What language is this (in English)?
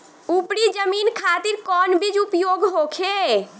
Bhojpuri